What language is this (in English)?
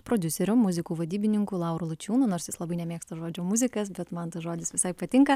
Lithuanian